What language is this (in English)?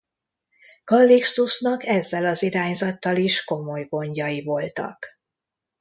Hungarian